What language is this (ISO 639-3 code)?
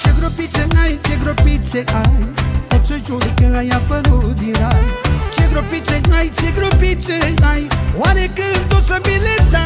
ron